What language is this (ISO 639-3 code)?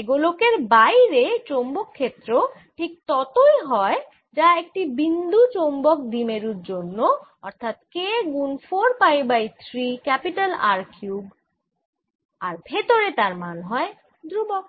ben